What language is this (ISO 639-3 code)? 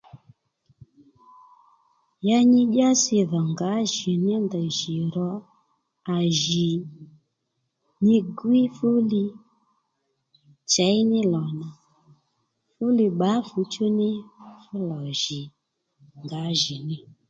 led